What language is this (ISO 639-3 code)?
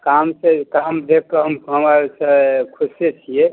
mai